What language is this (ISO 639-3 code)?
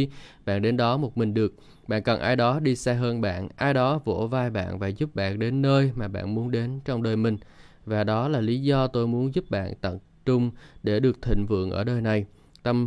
vie